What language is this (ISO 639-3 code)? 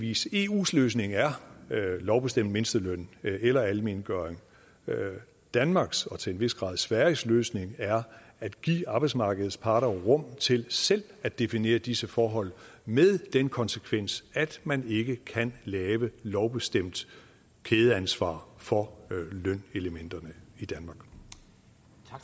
dan